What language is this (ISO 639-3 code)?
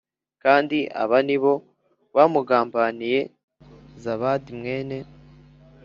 kin